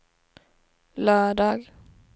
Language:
Swedish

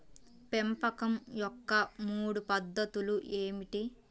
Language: Telugu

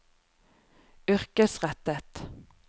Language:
Norwegian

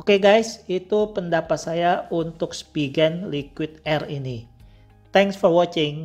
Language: Indonesian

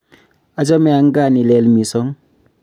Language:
Kalenjin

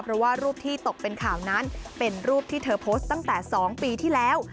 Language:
Thai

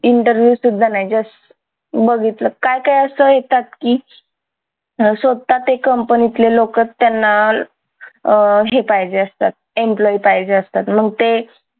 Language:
Marathi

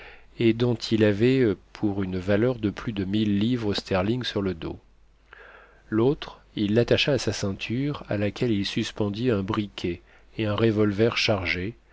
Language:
French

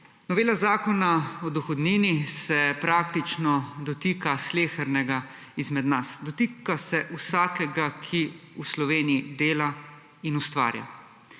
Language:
Slovenian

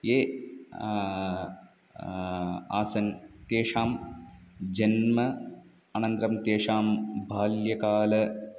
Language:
Sanskrit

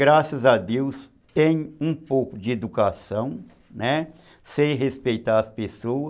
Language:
Portuguese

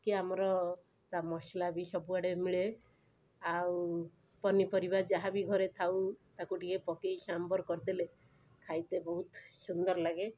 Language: Odia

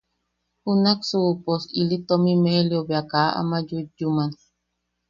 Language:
Yaqui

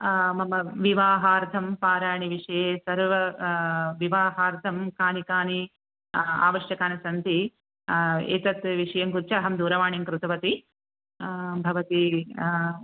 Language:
Sanskrit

